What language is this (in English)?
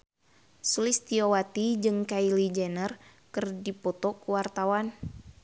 Sundanese